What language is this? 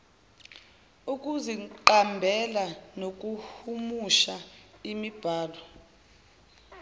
Zulu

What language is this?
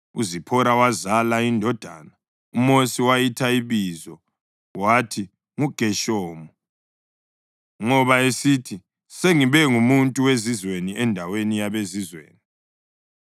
North Ndebele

